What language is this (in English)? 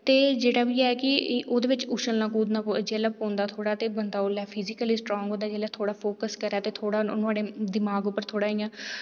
Dogri